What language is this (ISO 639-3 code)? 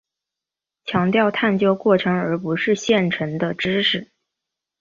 zho